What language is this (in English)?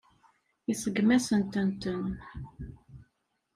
Kabyle